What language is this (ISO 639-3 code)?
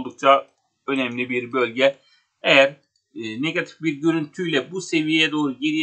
tur